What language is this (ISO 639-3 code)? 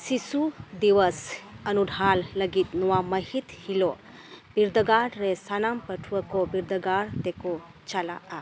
sat